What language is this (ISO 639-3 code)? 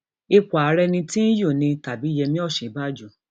yor